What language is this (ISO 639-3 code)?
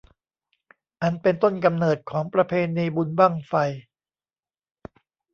tha